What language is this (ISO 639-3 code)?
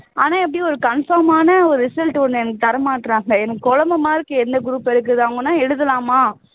tam